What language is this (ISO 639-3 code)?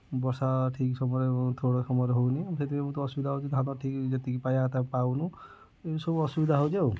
ori